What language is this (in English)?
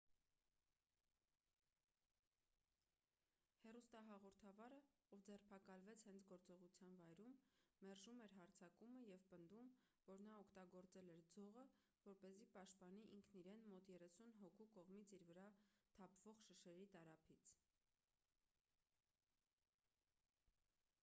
Armenian